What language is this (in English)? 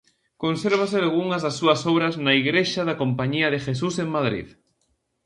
Galician